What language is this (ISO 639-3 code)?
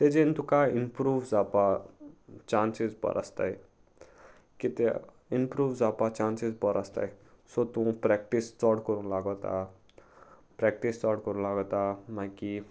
kok